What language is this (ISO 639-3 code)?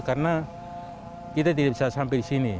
ind